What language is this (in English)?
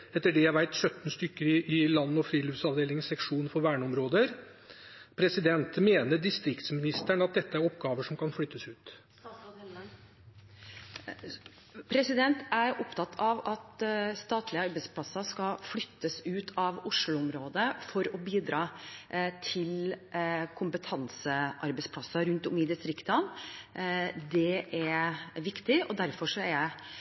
Norwegian Bokmål